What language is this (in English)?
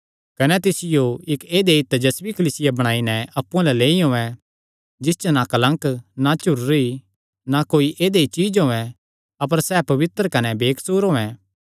Kangri